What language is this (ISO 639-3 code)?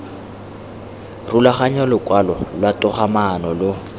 tsn